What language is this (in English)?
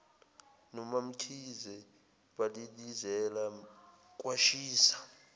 Zulu